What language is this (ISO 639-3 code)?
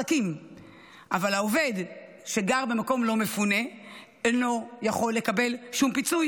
heb